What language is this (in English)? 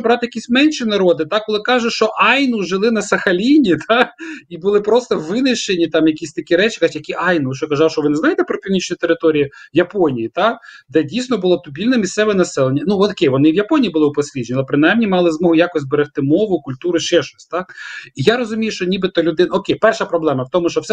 Ukrainian